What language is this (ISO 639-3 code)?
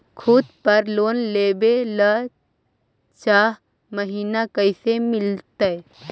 mag